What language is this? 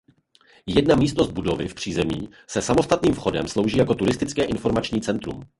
Czech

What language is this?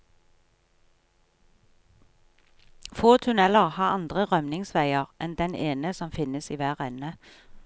Norwegian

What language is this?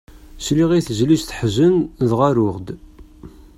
Kabyle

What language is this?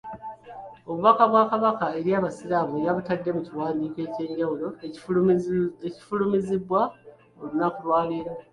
Ganda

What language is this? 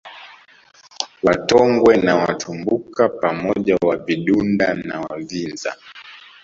Swahili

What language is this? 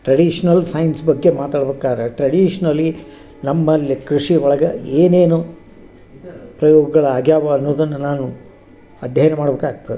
Kannada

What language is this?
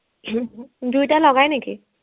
Assamese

